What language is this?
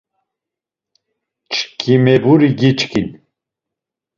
Laz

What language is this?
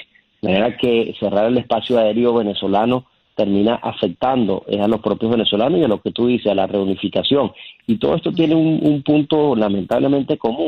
Spanish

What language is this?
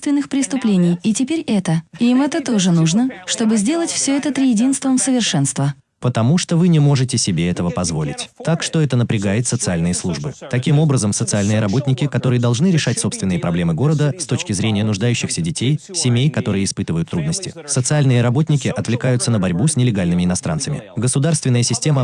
Russian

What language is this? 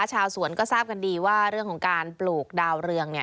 Thai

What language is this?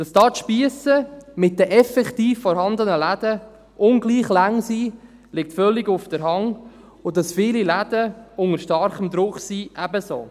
Swiss German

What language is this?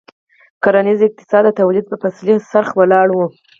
Pashto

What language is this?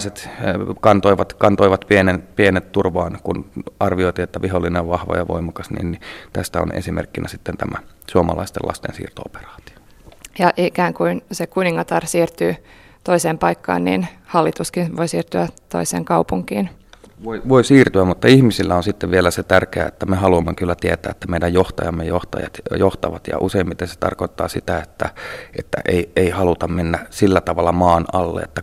Finnish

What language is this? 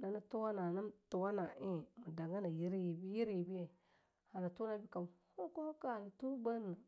Longuda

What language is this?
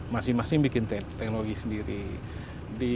Indonesian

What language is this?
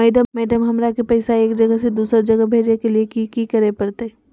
Magahi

